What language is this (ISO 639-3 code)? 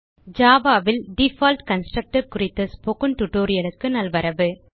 tam